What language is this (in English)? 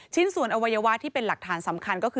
Thai